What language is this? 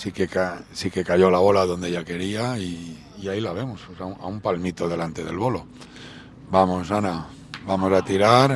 Spanish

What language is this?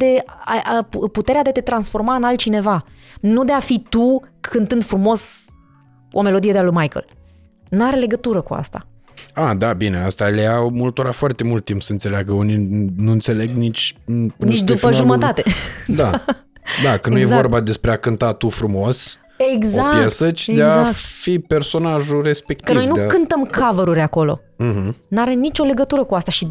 Romanian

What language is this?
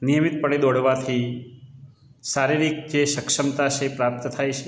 Gujarati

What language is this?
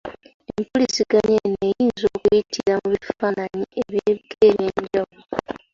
Ganda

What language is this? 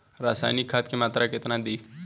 Bhojpuri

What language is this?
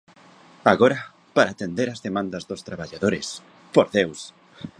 Galician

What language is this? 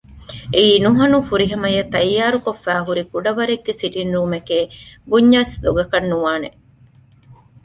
Divehi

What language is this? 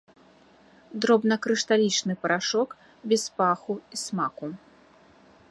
Belarusian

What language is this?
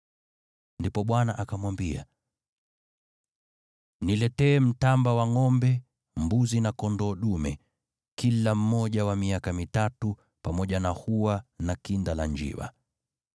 Swahili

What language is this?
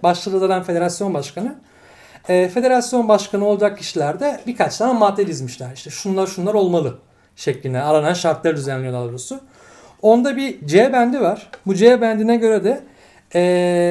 Turkish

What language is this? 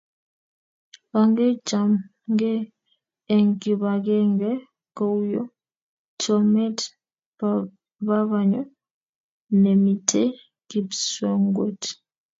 Kalenjin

